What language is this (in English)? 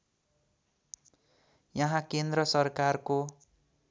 Nepali